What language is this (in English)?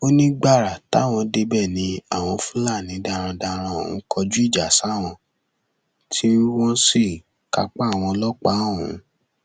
Yoruba